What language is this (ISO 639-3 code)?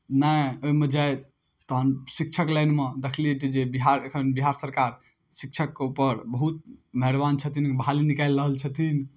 mai